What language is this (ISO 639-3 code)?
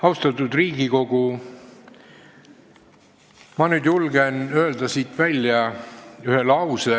est